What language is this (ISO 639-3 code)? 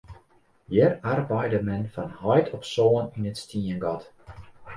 fry